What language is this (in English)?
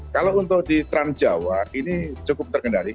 Indonesian